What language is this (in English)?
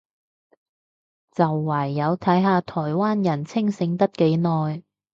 Cantonese